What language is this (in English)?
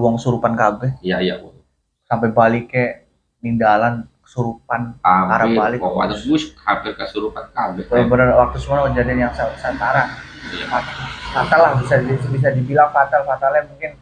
Indonesian